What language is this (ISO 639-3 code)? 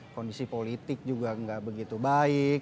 ind